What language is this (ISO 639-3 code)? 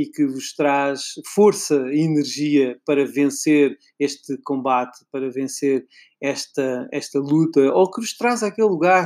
por